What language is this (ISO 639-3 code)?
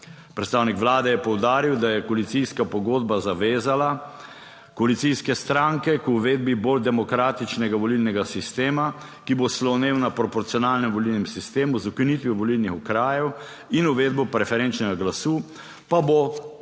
slv